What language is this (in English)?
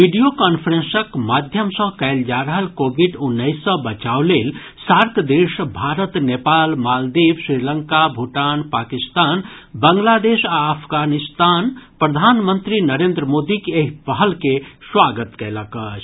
Maithili